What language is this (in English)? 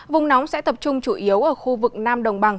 Vietnamese